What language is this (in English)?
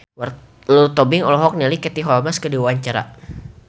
Sundanese